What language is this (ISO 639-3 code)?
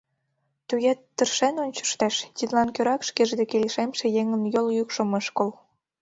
chm